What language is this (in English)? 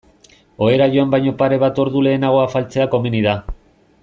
Basque